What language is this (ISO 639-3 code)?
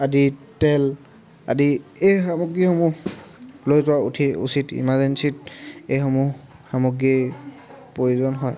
asm